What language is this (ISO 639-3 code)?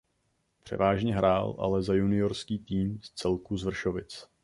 ces